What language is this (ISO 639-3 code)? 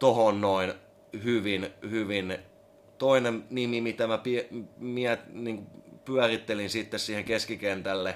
fin